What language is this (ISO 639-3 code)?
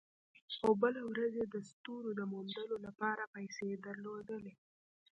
pus